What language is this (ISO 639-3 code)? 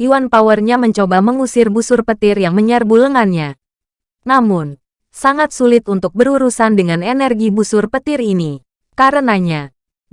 ind